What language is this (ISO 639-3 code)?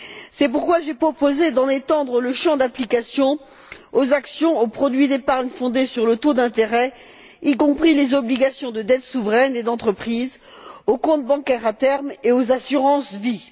fra